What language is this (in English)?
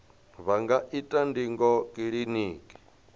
Venda